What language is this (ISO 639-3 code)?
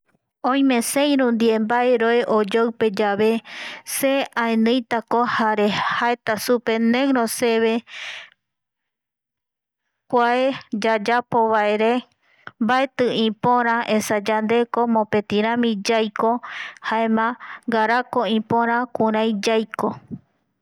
gui